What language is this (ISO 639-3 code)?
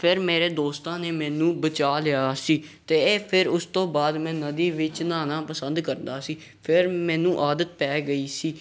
pan